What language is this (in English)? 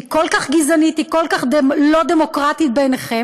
Hebrew